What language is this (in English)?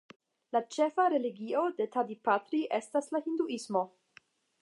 Esperanto